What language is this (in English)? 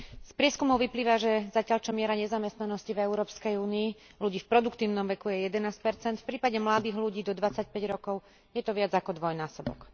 Slovak